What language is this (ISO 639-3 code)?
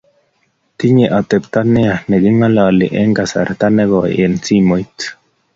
kln